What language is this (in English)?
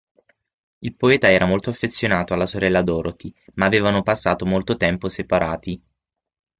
Italian